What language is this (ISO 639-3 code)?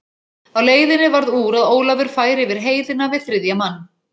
isl